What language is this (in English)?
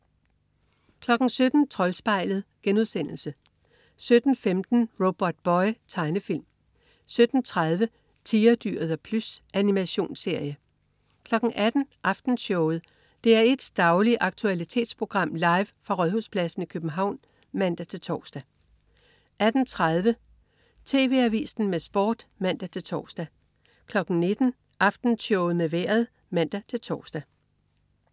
Danish